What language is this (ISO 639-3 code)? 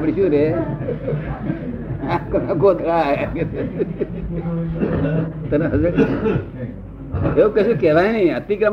guj